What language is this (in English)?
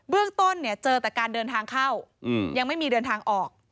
Thai